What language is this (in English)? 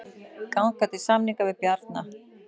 Icelandic